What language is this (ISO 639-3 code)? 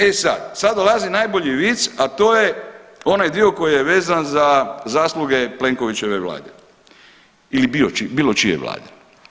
hrv